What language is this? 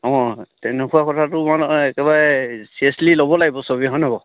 Assamese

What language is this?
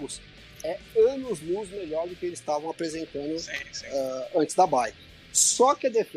Portuguese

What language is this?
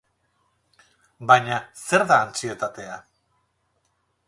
Basque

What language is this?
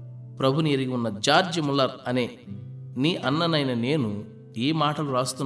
Telugu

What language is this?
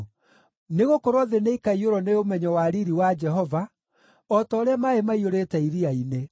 Kikuyu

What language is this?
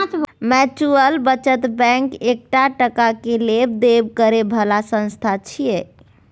Maithili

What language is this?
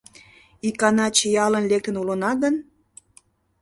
Mari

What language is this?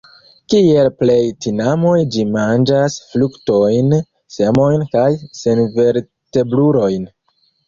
Esperanto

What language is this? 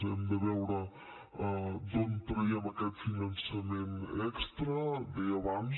Catalan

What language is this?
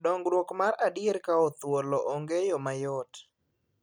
Luo (Kenya and Tanzania)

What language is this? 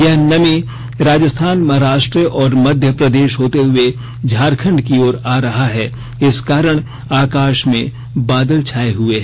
Hindi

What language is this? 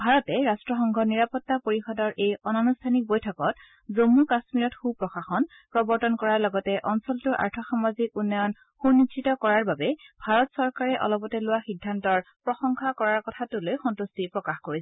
Assamese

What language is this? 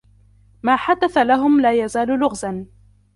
Arabic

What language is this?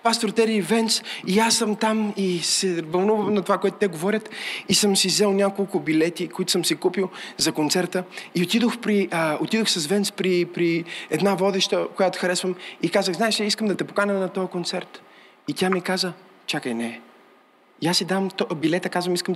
Bulgarian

